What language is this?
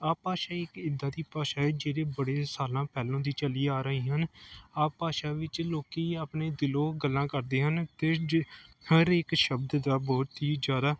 Punjabi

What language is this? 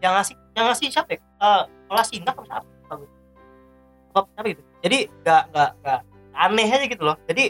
Indonesian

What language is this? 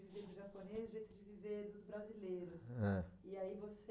Portuguese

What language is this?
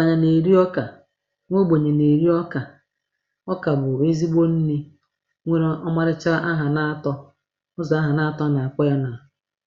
Igbo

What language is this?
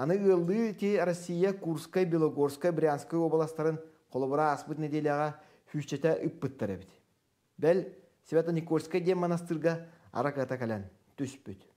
Turkish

